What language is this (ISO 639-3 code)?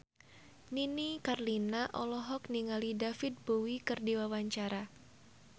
sun